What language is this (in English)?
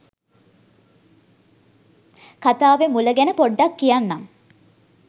Sinhala